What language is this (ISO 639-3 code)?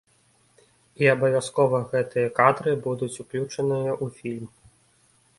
bel